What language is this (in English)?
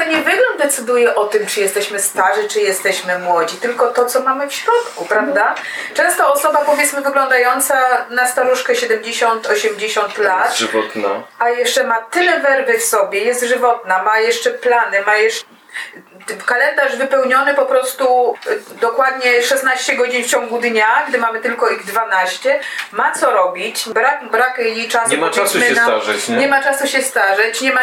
Polish